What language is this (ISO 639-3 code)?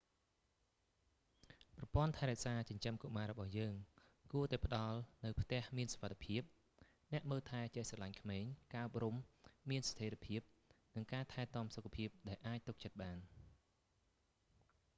khm